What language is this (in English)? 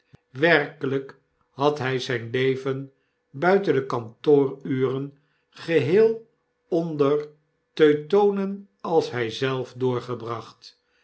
Dutch